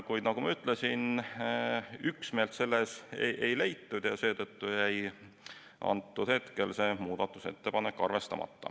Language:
Estonian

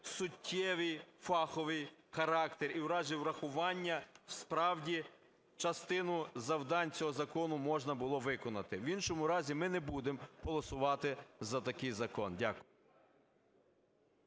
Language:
Ukrainian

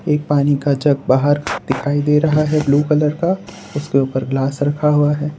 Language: Hindi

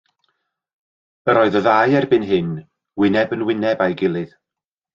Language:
Welsh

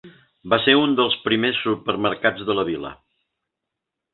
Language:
Catalan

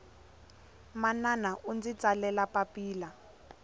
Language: Tsonga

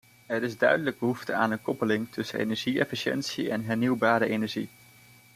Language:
Dutch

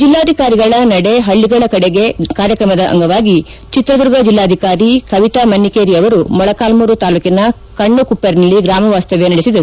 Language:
Kannada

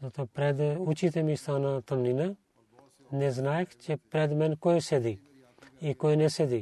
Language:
Bulgarian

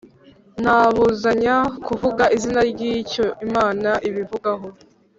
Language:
Kinyarwanda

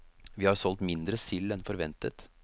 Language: Norwegian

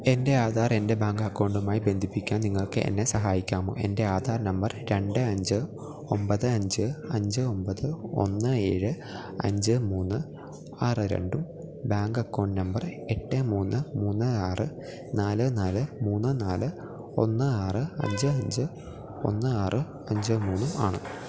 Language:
Malayalam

